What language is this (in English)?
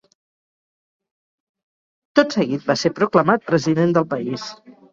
Catalan